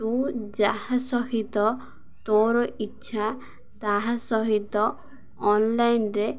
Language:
Odia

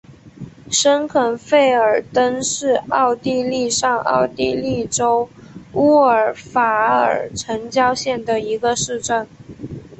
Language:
Chinese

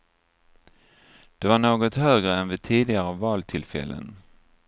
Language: Swedish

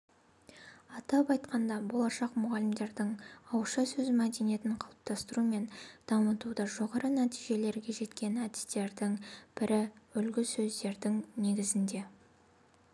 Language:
Kazakh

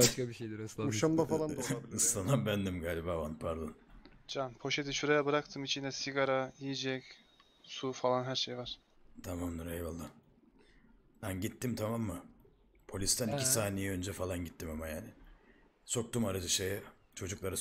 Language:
Turkish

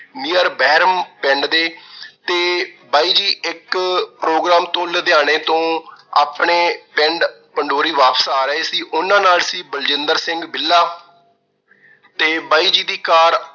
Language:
Punjabi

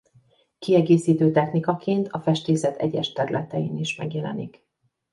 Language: Hungarian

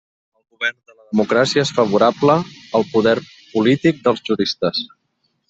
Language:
Catalan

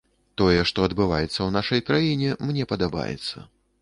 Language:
Belarusian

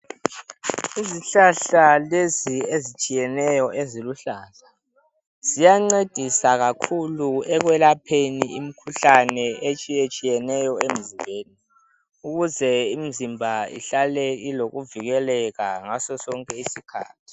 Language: North Ndebele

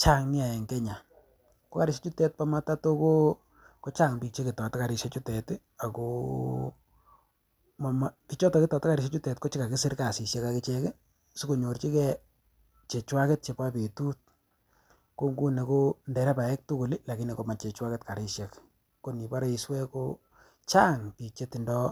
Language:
Kalenjin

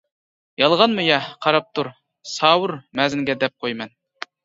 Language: Uyghur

